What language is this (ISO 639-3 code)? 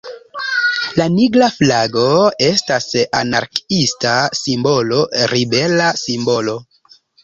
epo